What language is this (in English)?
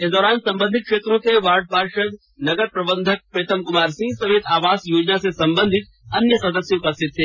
Hindi